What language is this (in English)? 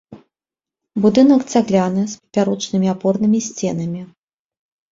Belarusian